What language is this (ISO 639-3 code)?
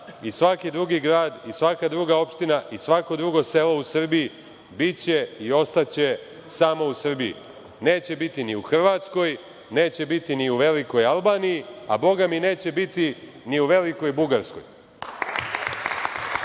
srp